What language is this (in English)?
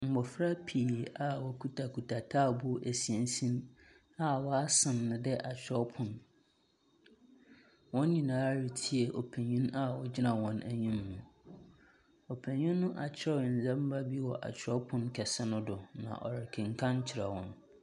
Akan